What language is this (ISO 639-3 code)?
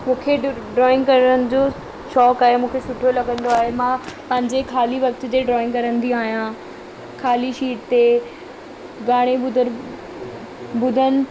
snd